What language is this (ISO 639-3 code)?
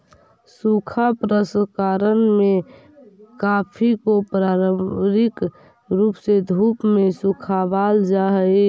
mag